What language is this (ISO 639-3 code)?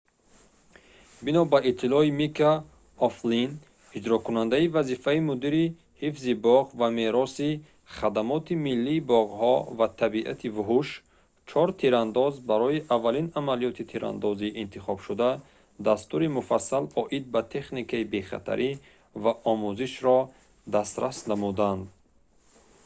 tgk